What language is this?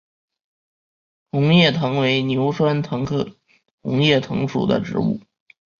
Chinese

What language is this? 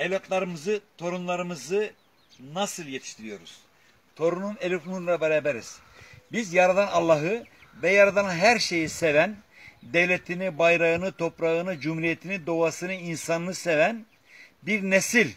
Turkish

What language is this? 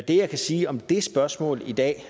Danish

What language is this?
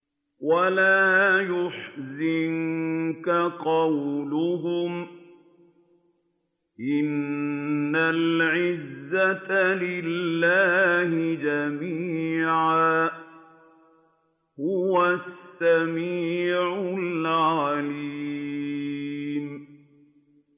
Arabic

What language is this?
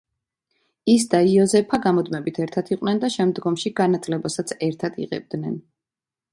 Georgian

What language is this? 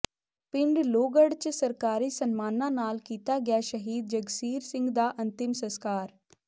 Punjabi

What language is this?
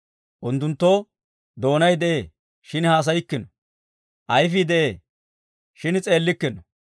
Dawro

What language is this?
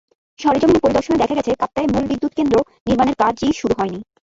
Bangla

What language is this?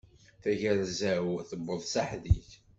Kabyle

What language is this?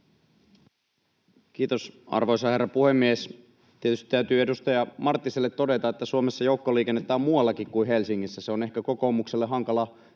Finnish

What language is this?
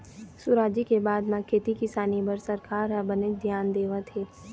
Chhattisgarhi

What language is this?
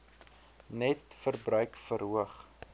Afrikaans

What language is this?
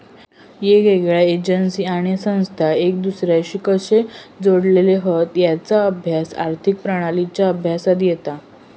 Marathi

